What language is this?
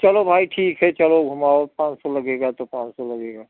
Hindi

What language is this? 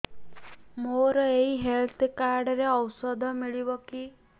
Odia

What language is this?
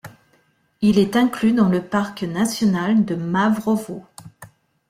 French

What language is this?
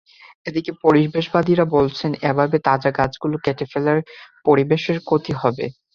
Bangla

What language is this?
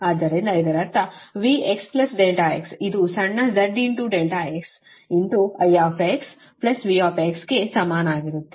Kannada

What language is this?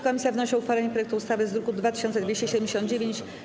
Polish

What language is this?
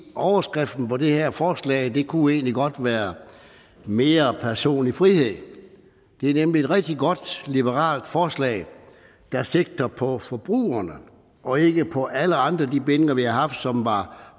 Danish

